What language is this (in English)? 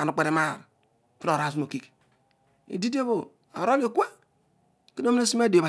Odual